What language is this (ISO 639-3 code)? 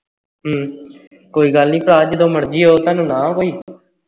pan